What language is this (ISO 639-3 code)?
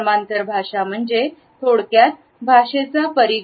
mar